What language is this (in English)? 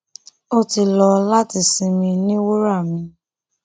Yoruba